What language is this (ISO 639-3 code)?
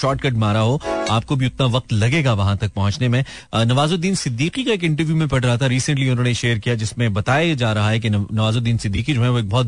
hin